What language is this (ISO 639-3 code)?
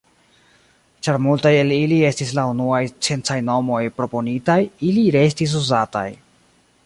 epo